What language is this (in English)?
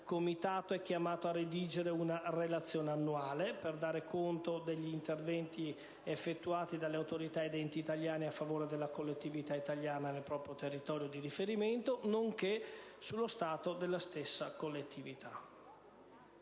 Italian